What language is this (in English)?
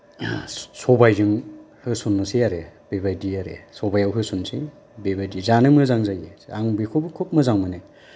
Bodo